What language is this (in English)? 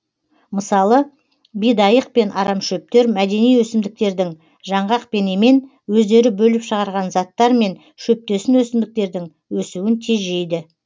Kazakh